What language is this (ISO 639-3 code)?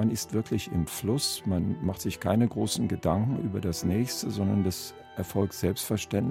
deu